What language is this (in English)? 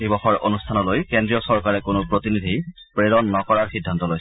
Assamese